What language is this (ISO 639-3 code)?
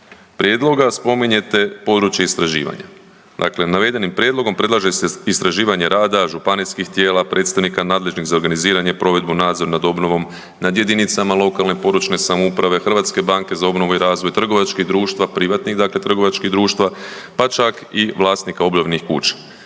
hrv